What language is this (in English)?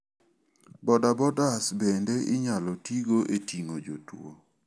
Luo (Kenya and Tanzania)